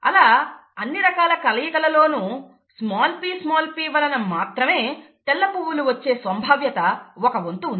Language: Telugu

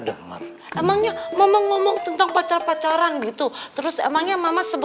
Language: Indonesian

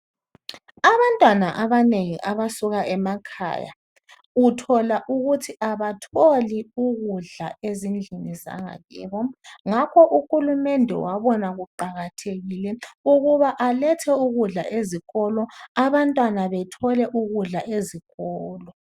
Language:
North Ndebele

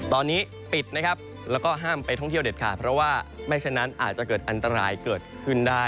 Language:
Thai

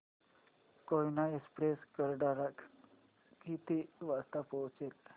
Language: Marathi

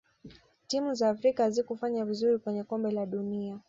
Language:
Swahili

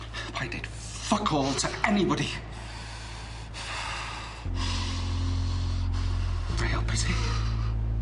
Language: Welsh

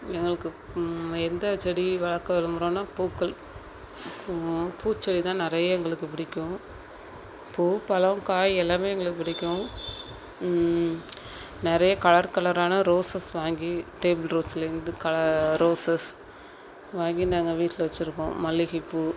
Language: Tamil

